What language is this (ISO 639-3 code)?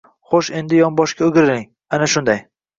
uzb